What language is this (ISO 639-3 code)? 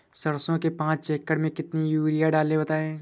hin